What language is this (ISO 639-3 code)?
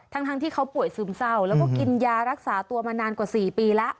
tha